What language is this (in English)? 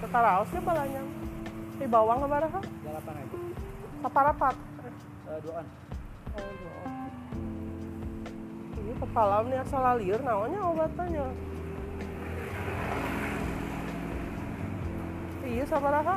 Indonesian